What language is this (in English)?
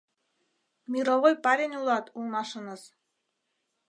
Mari